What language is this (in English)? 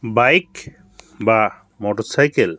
Bangla